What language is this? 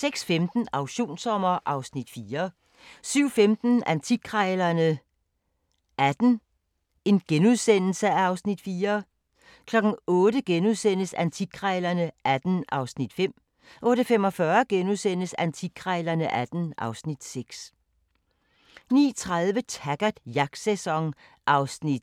Danish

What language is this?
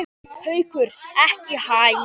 Icelandic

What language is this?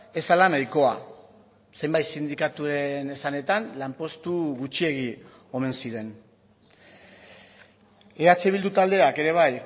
Basque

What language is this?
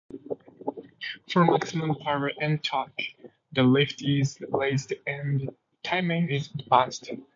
English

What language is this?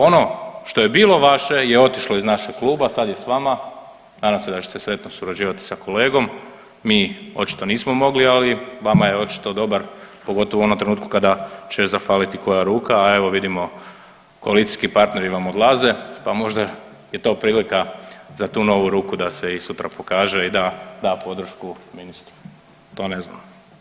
Croatian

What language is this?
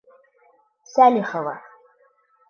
Bashkir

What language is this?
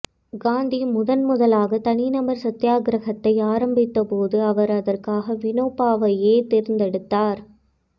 Tamil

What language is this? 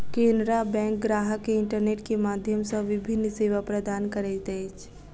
Maithili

